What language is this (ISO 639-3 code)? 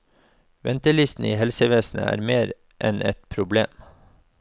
nor